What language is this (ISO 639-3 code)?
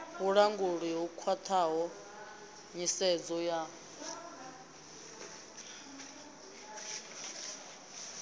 ven